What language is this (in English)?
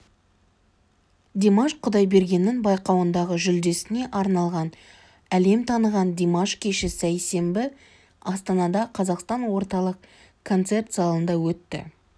Kazakh